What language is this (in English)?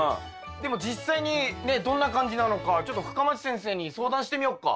Japanese